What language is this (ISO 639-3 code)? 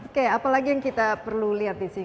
ind